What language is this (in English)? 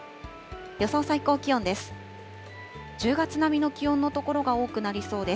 Japanese